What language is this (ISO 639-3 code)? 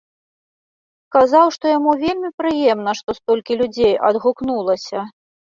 bel